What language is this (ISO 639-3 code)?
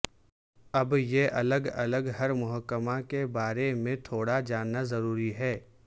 urd